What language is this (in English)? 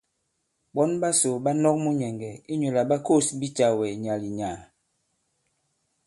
Bankon